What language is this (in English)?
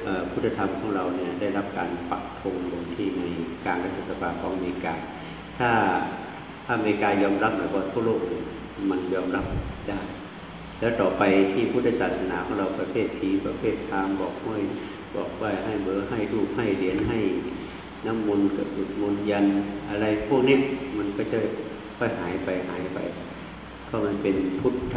Thai